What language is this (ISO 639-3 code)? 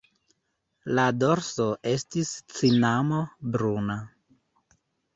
epo